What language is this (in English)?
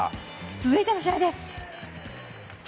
Japanese